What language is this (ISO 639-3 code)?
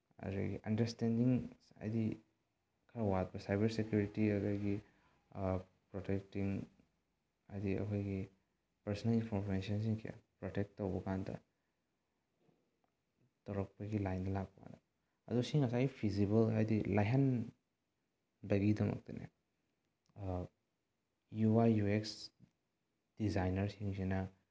mni